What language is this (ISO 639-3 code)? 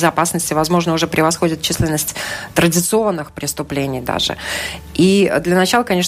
rus